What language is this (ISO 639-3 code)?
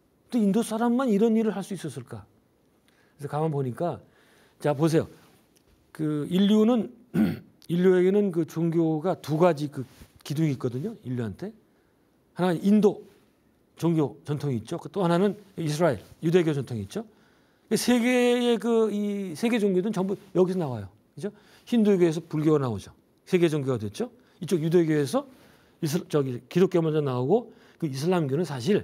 kor